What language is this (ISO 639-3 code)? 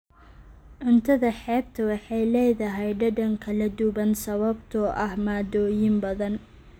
som